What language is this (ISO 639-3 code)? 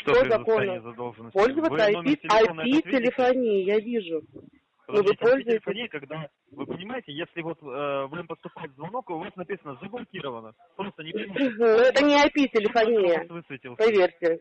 rus